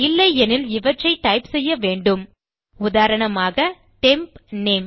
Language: Tamil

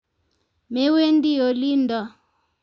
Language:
Kalenjin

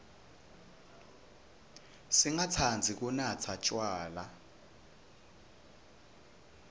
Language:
Swati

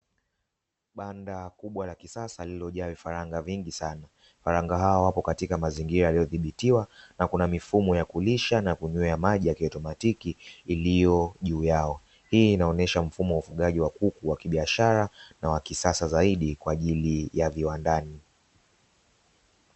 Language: Swahili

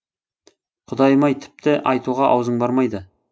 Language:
Kazakh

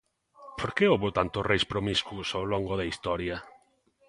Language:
Galician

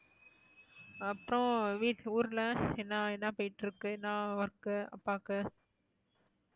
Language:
Tamil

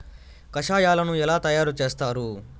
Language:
Telugu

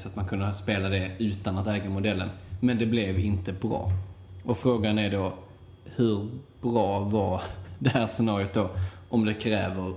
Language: Swedish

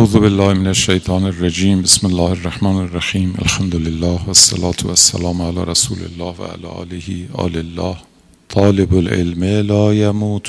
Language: Persian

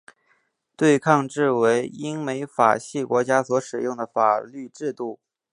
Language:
Chinese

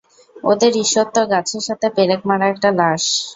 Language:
Bangla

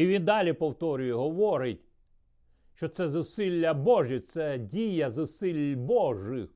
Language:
Ukrainian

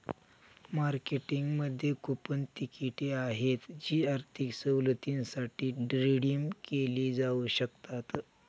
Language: Marathi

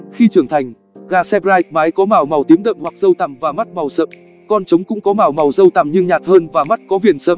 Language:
Vietnamese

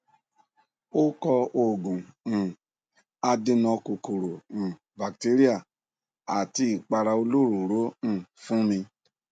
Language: Yoruba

